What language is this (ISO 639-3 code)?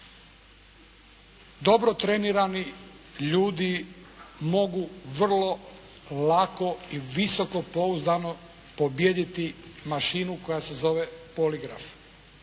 hrv